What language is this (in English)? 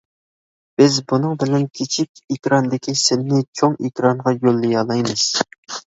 Uyghur